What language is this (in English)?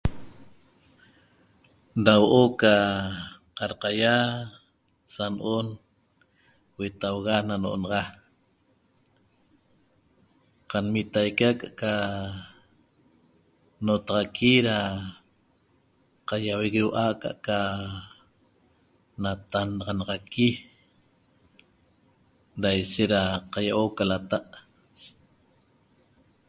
Toba